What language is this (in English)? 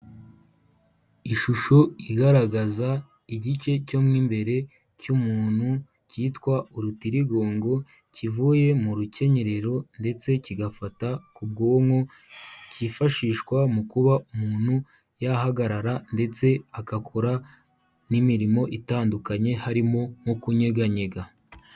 Kinyarwanda